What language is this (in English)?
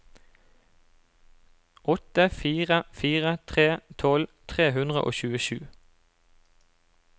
Norwegian